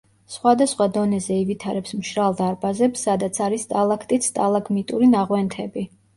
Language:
Georgian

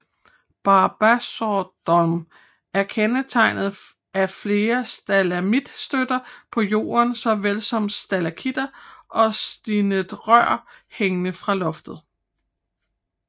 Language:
Danish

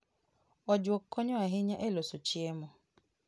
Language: Luo (Kenya and Tanzania)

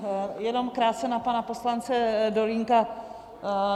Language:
Czech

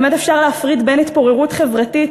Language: Hebrew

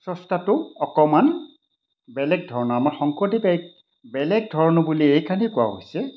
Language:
Assamese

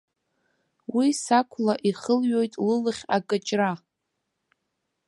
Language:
Abkhazian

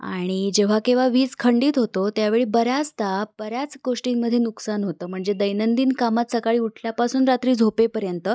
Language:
Marathi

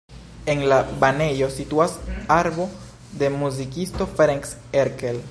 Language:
Esperanto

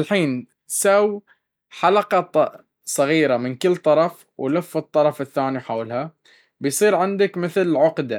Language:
Baharna Arabic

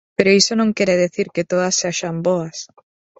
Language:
Galician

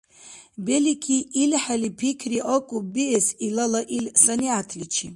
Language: Dargwa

